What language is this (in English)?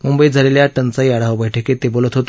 Marathi